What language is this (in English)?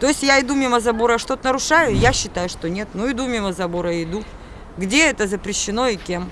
Russian